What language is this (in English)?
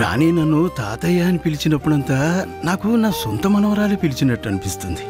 Telugu